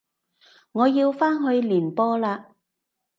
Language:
Cantonese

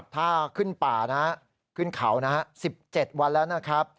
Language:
Thai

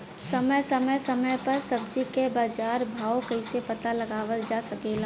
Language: Bhojpuri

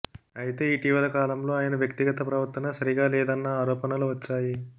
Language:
Telugu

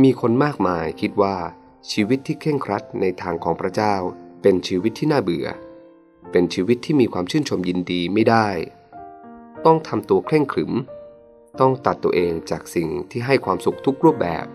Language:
Thai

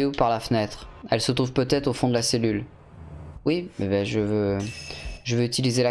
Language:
French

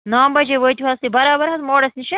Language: Kashmiri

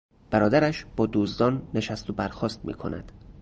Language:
Persian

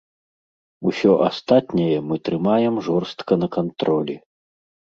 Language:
Belarusian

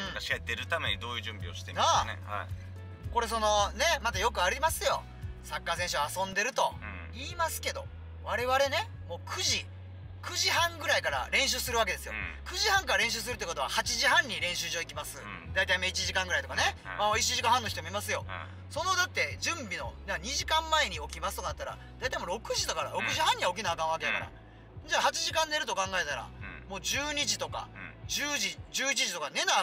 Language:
Japanese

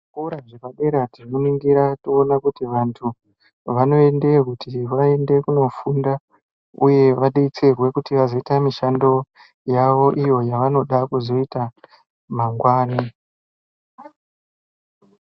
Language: Ndau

